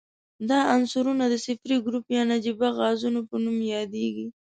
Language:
Pashto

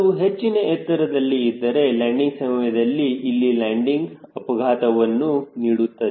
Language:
Kannada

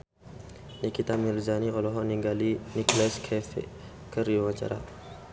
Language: Sundanese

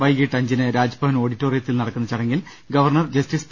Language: Malayalam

